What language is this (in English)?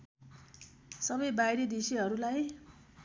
Nepali